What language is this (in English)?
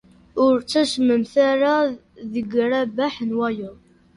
Kabyle